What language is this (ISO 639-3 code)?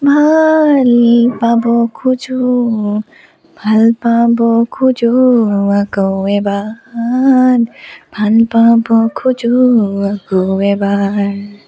asm